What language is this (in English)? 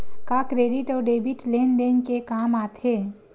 Chhattisgarhi